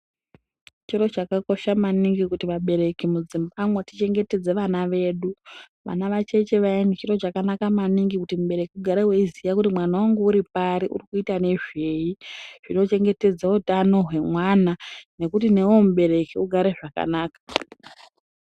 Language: Ndau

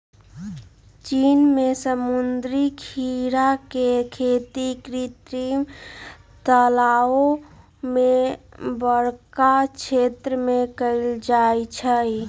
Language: Magahi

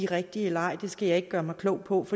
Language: Danish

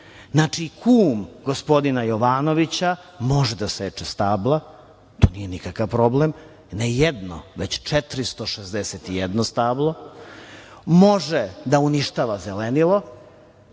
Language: Serbian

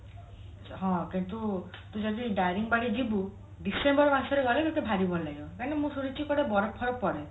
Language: Odia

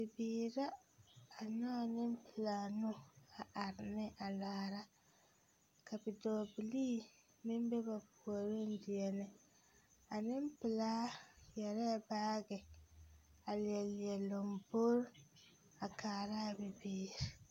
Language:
Southern Dagaare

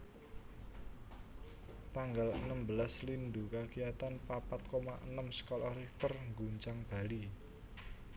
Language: Javanese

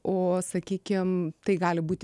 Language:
Lithuanian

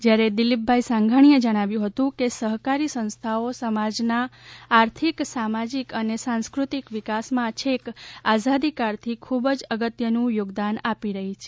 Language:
Gujarati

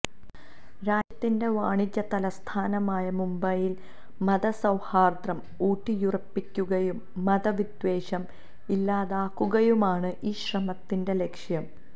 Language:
Malayalam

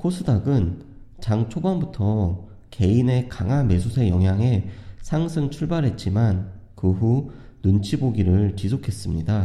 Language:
Korean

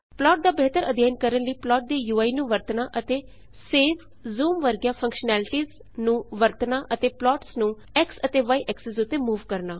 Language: Punjabi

